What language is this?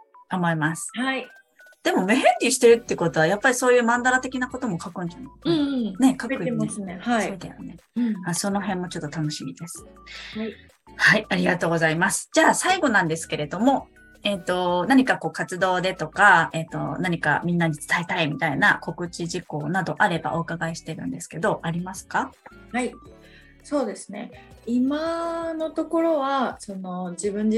Japanese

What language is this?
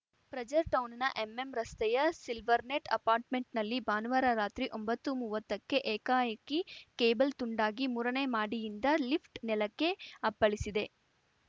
Kannada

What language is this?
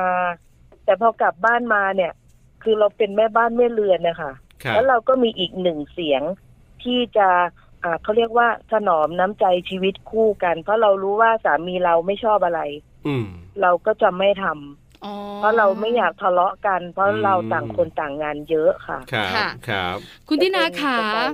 Thai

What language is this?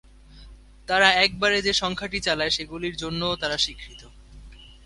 Bangla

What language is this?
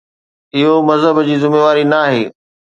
Sindhi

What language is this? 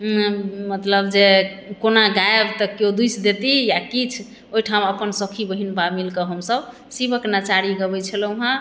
Maithili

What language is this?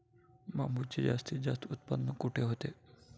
Marathi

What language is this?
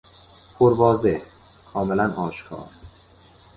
Persian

